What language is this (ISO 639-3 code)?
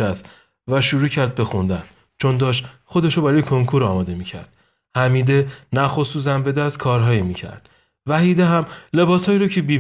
fas